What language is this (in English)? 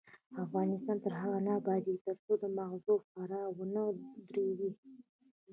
Pashto